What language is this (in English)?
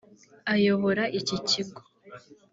Kinyarwanda